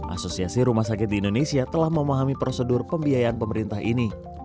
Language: Indonesian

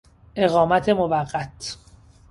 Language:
Persian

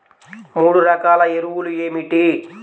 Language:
Telugu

